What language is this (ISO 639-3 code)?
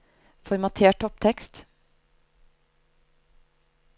nor